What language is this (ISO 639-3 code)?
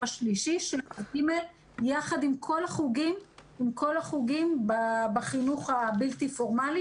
heb